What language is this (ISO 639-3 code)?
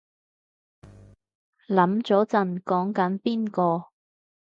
yue